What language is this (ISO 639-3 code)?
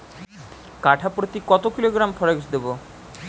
ben